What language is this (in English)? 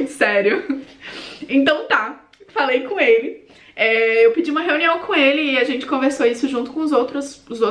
Portuguese